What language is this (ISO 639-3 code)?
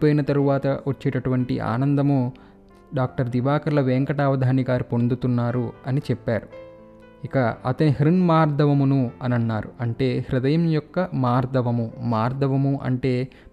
tel